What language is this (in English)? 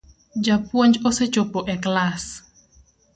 Luo (Kenya and Tanzania)